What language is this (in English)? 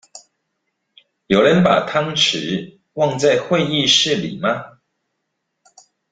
Chinese